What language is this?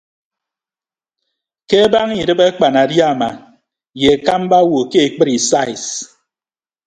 Ibibio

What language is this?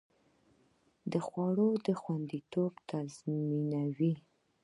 Pashto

